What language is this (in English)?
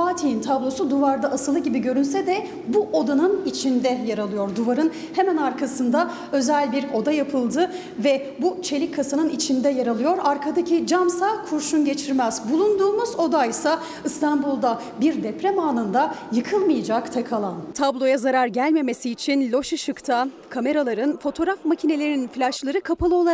Turkish